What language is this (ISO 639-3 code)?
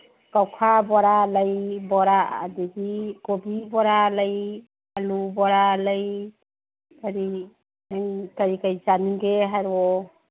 mni